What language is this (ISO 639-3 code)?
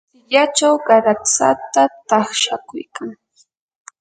qur